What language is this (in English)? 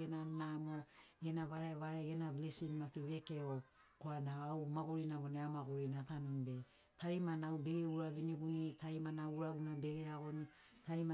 Sinaugoro